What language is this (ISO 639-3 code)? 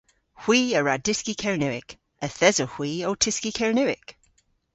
cor